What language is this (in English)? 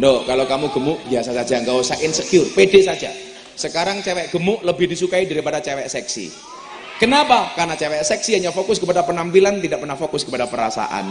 Indonesian